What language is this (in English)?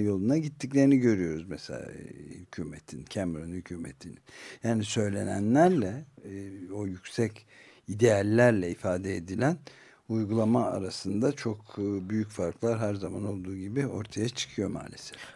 Turkish